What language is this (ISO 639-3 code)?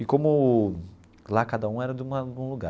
por